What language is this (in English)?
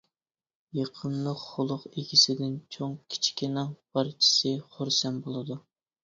Uyghur